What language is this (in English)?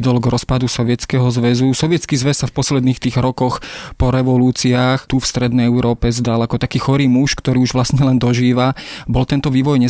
Slovak